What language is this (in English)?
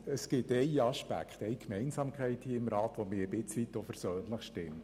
Swiss German